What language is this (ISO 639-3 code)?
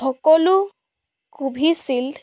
asm